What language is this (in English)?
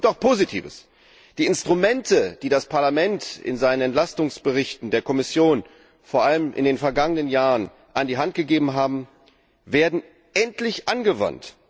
German